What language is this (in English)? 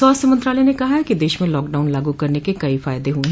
Hindi